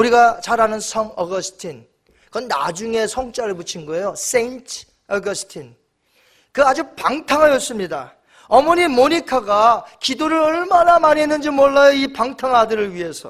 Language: Korean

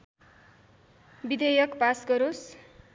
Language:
Nepali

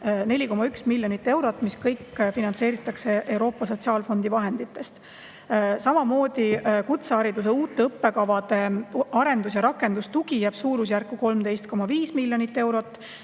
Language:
Estonian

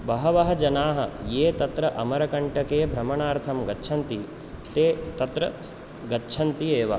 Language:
Sanskrit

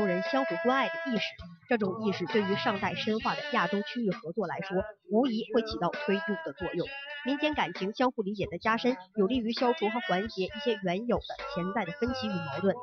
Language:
Chinese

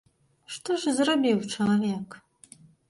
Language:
Belarusian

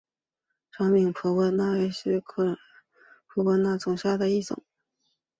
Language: Chinese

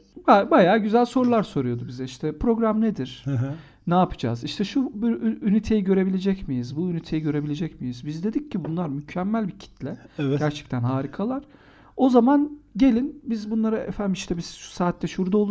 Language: Turkish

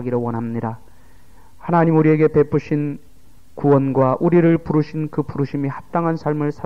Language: Korean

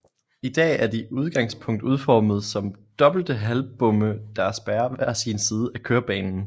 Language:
Danish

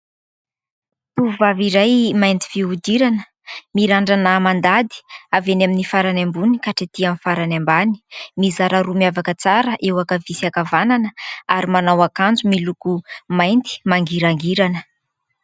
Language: Malagasy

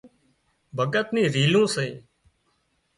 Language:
Wadiyara Koli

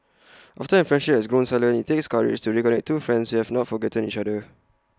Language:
English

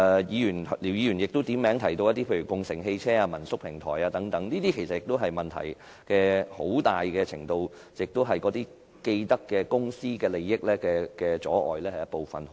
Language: Cantonese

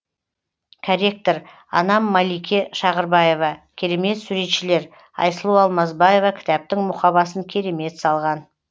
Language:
Kazakh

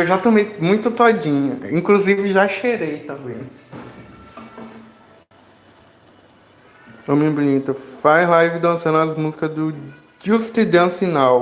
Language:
Portuguese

